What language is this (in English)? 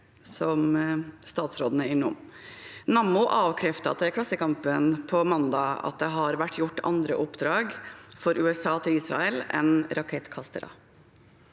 Norwegian